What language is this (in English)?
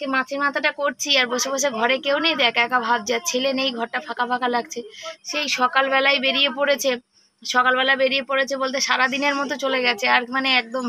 Bangla